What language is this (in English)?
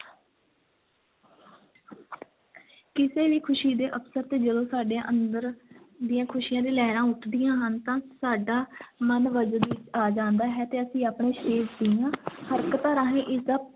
Punjabi